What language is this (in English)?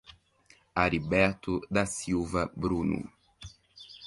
Portuguese